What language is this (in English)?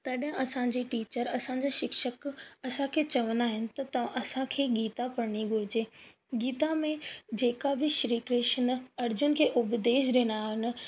Sindhi